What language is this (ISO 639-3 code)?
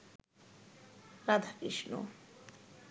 ben